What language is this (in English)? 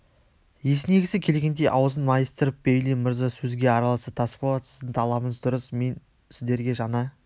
Kazakh